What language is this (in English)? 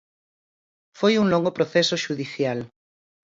Galician